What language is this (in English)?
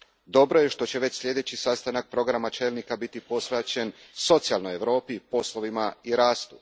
Croatian